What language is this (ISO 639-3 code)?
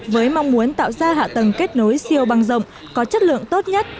vie